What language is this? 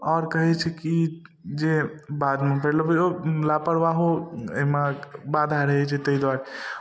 Maithili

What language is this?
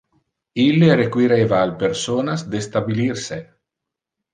Interlingua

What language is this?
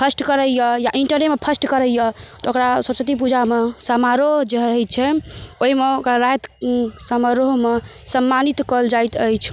Maithili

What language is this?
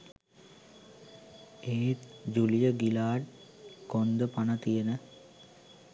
Sinhala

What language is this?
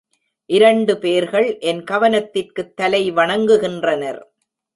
Tamil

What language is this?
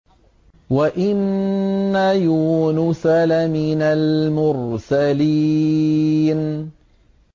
Arabic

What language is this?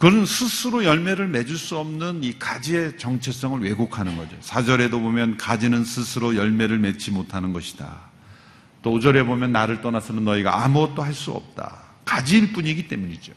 Korean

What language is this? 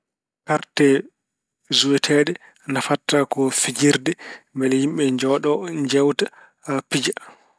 Fula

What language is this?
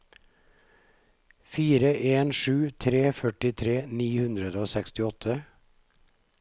Norwegian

